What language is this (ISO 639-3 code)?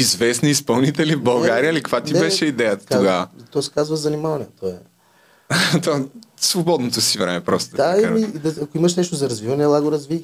bul